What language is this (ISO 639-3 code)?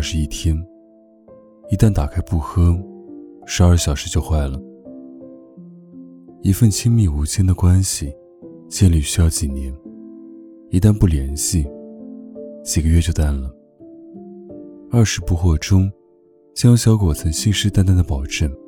zho